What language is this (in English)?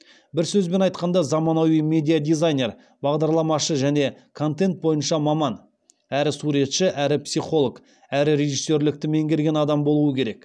Kazakh